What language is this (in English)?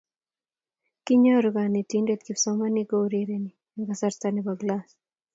Kalenjin